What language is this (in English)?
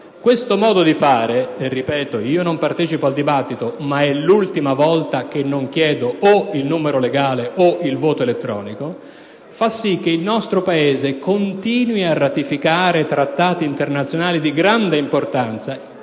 Italian